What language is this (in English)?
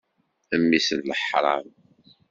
Kabyle